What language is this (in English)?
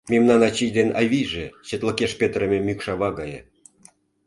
Mari